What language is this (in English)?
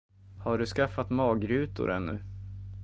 Swedish